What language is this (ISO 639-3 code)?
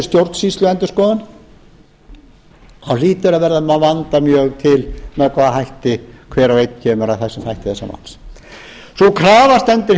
isl